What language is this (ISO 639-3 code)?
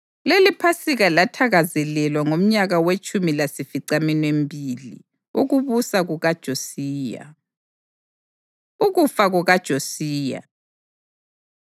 nde